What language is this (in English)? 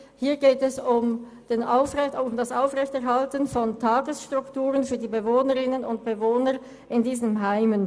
Swiss German